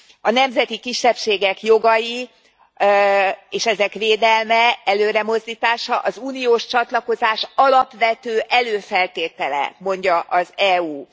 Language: Hungarian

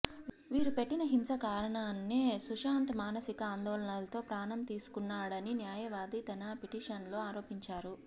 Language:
Telugu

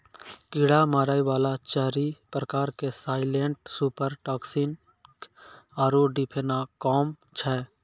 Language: Maithili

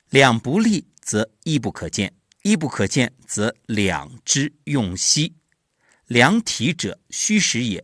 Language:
Chinese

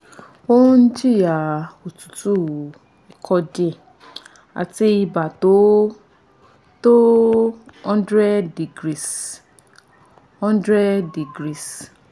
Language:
Yoruba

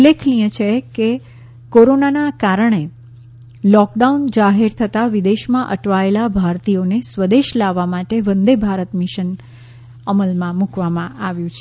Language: Gujarati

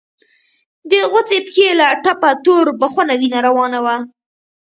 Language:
Pashto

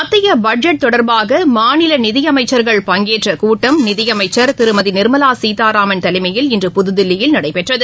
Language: Tamil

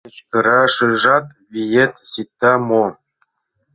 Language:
Mari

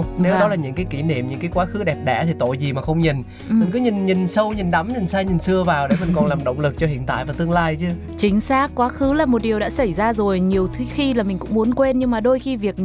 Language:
Vietnamese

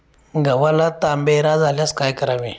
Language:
Marathi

